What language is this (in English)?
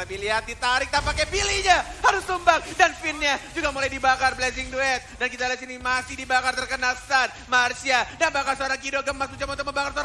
Indonesian